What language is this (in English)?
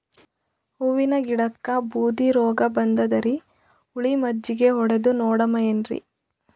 Kannada